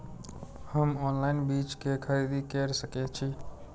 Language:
Maithili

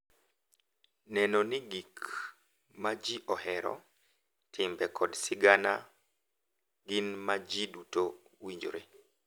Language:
Luo (Kenya and Tanzania)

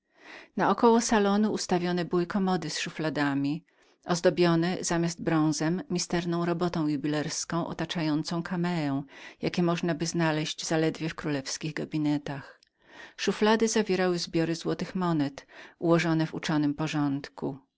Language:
Polish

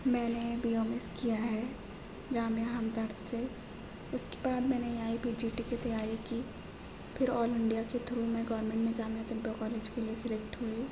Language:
Urdu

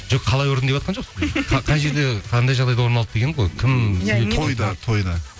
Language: Kazakh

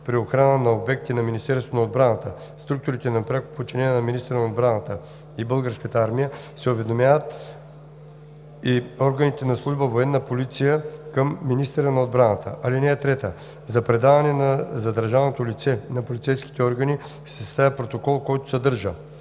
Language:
Bulgarian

